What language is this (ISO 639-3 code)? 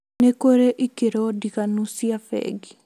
kik